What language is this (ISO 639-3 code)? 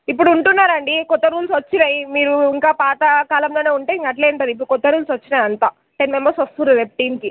tel